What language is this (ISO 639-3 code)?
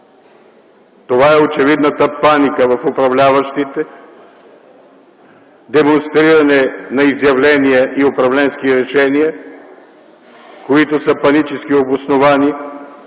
bul